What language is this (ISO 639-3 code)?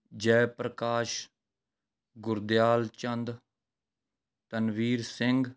pan